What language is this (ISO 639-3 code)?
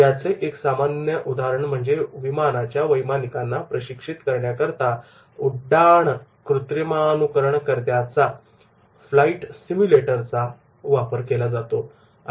mar